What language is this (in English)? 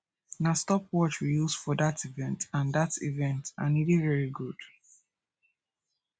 Nigerian Pidgin